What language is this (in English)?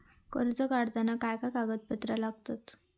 Marathi